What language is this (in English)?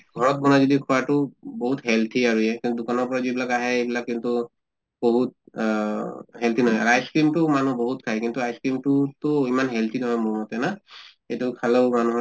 Assamese